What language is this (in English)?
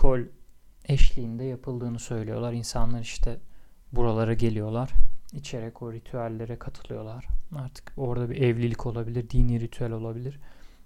Turkish